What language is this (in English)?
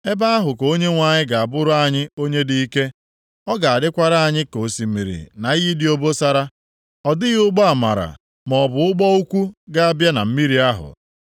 Igbo